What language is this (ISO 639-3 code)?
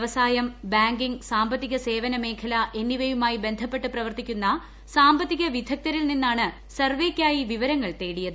mal